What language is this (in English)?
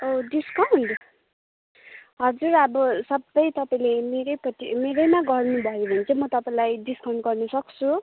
Nepali